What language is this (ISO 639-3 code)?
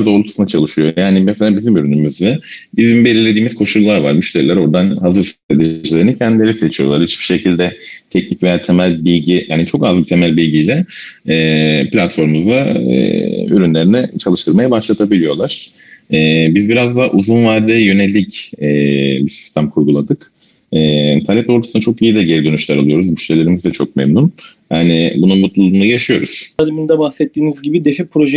tur